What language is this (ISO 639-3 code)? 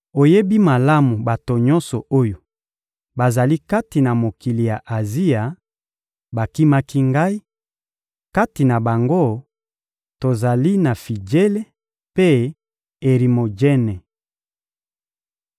lin